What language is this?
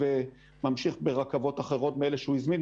Hebrew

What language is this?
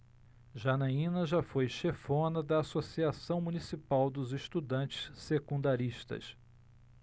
Portuguese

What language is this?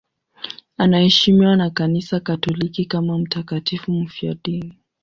Swahili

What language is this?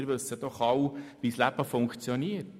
Swiss German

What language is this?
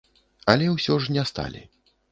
Belarusian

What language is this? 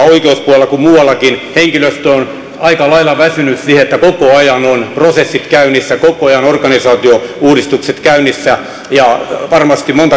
Finnish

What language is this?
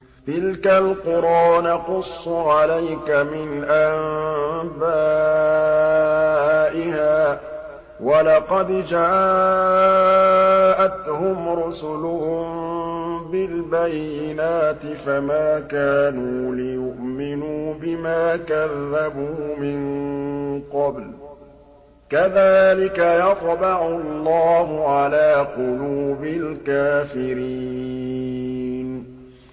Arabic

